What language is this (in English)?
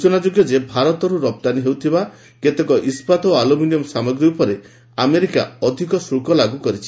Odia